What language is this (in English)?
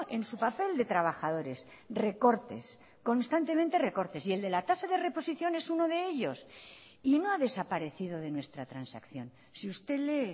Spanish